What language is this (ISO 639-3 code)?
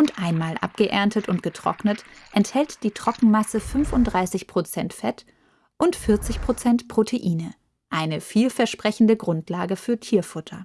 deu